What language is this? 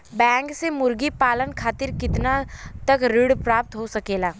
Bhojpuri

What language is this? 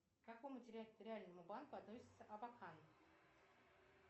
Russian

